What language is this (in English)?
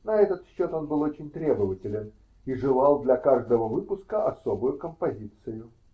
Russian